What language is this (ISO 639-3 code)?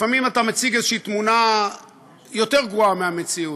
heb